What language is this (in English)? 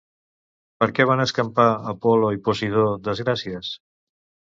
Catalan